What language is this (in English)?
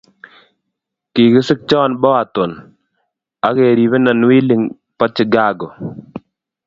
Kalenjin